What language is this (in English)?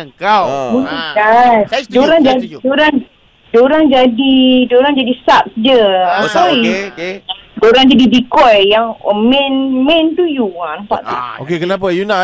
Malay